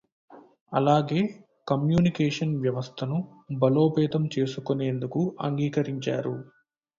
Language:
Telugu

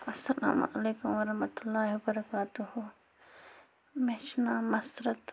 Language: Kashmiri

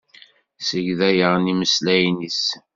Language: Kabyle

